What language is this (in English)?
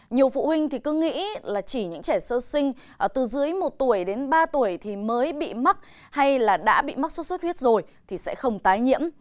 Vietnamese